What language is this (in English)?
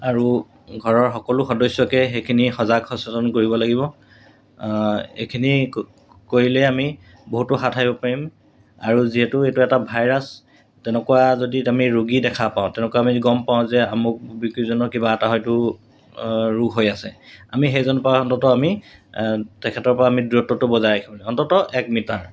Assamese